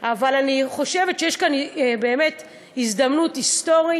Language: Hebrew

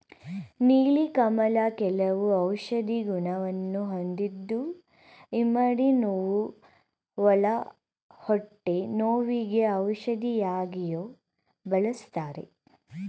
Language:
Kannada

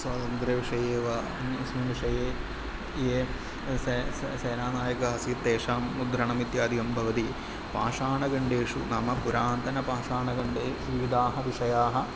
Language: Sanskrit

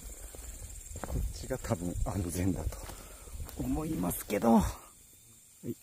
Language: Japanese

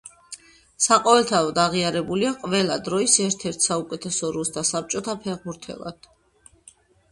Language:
Georgian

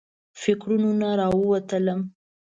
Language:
Pashto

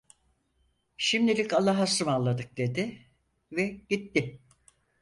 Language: Turkish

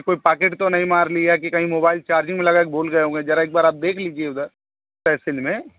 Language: Hindi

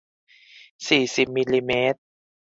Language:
Thai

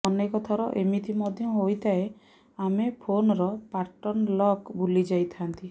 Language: Odia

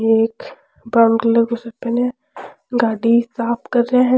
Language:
Rajasthani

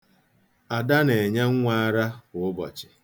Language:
Igbo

